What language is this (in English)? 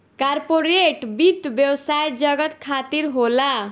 Bhojpuri